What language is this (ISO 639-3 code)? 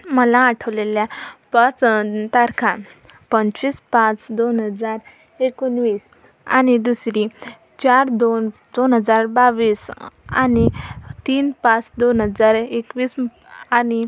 mar